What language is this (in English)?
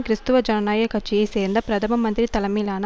Tamil